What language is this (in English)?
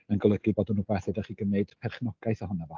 Welsh